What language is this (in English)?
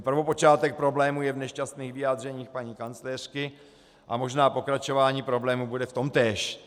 Czech